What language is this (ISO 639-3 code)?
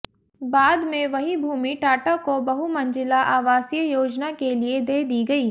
hin